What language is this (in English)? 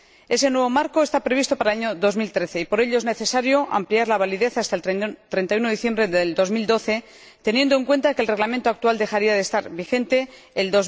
Spanish